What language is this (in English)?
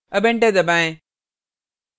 Hindi